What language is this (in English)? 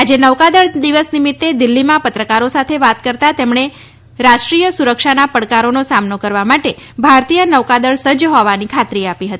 Gujarati